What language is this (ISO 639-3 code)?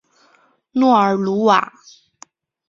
zho